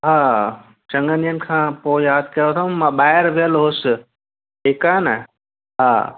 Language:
Sindhi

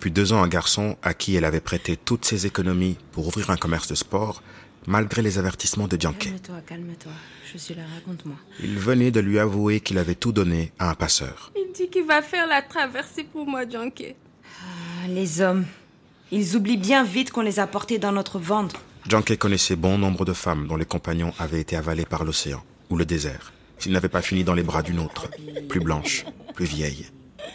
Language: French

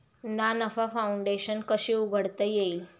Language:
Marathi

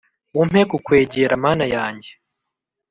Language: Kinyarwanda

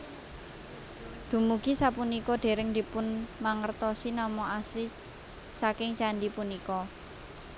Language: Javanese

